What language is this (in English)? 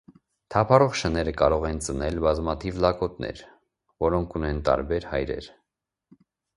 Armenian